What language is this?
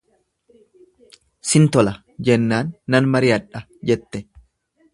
Oromo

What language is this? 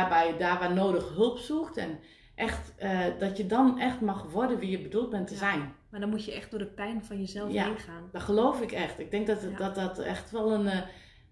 Dutch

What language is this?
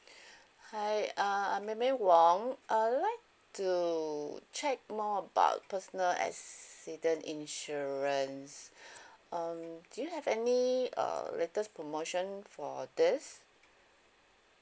English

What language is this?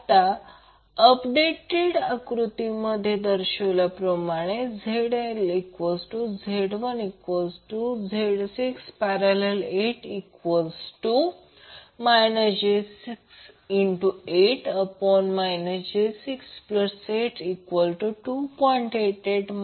Marathi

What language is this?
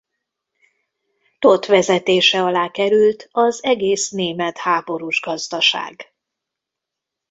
Hungarian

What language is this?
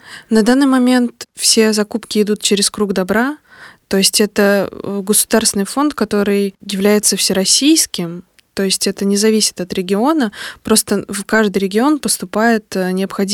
Russian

